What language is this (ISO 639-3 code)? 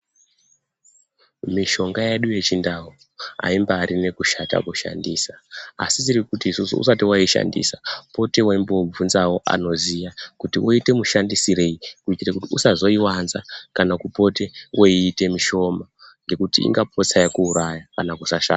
ndc